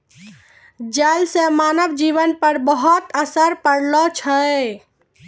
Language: Maithili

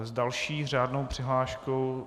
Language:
Czech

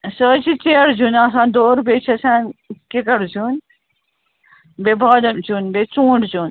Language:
Kashmiri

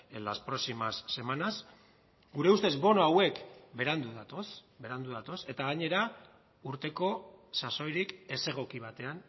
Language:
Basque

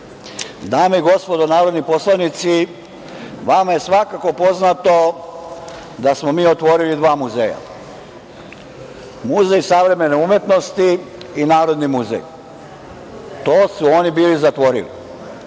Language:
Serbian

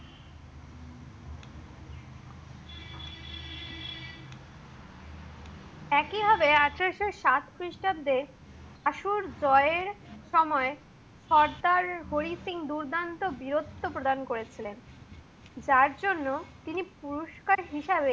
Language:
Bangla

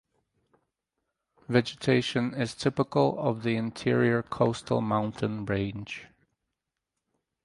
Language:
English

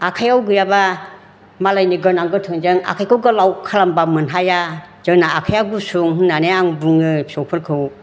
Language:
Bodo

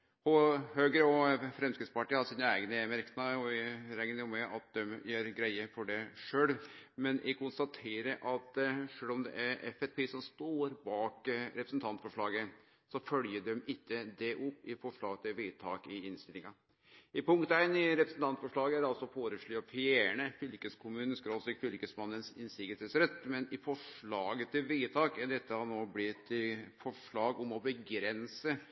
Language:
Norwegian Nynorsk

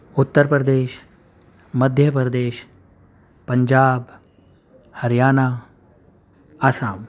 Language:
Urdu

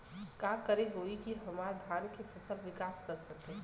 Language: Bhojpuri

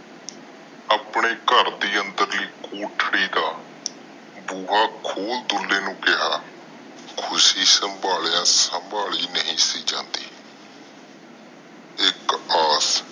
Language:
Punjabi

